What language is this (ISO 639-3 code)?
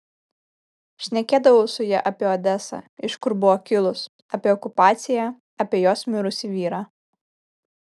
lit